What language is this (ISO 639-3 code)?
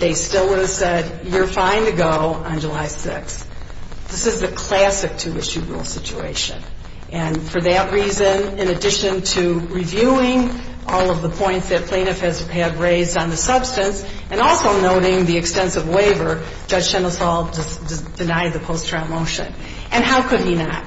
eng